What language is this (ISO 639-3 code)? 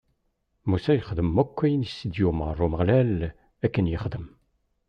kab